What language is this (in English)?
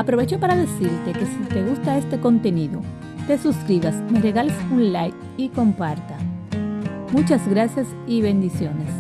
Spanish